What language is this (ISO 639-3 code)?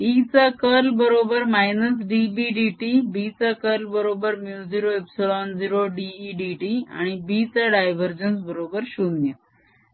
mar